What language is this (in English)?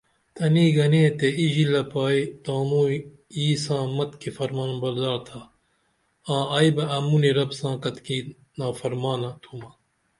Dameli